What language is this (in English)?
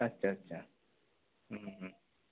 Bangla